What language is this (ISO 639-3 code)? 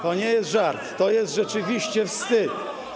pol